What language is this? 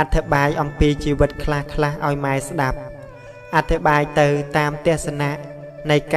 Vietnamese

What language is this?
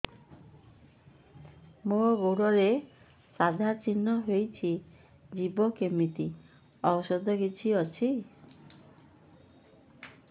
Odia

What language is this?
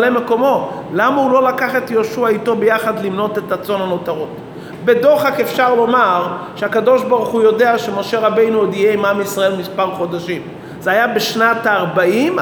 Hebrew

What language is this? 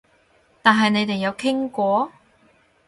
Cantonese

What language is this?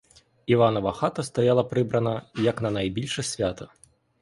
Ukrainian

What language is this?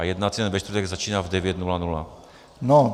Czech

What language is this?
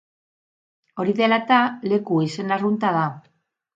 Basque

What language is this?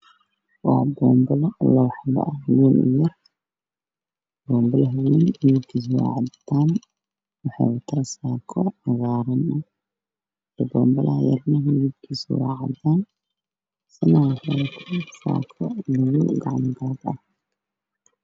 Somali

